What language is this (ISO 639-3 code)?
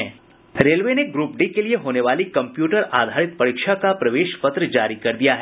hin